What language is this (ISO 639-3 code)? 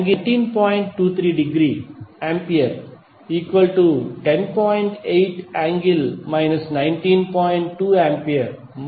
tel